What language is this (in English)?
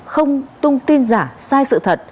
Vietnamese